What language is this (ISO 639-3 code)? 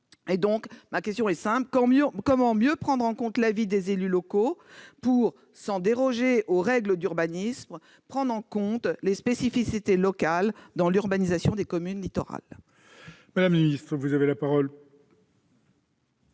fra